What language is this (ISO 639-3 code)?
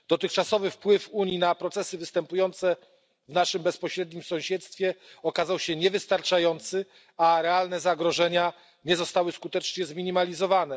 pol